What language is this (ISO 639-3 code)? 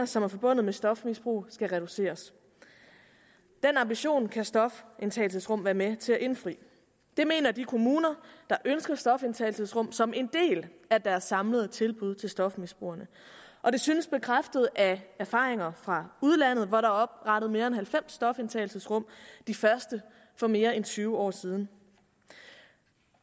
dan